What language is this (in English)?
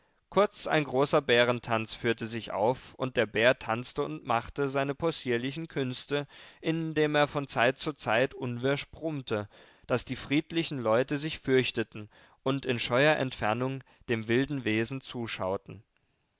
German